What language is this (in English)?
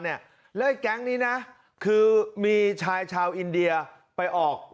Thai